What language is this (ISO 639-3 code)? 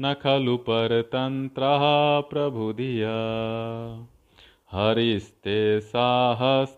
hin